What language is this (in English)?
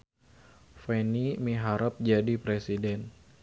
Sundanese